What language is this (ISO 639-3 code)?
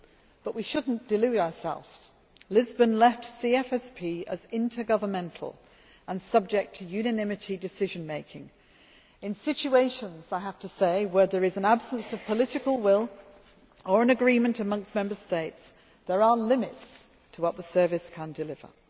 eng